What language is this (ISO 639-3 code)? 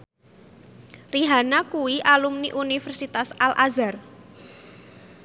jav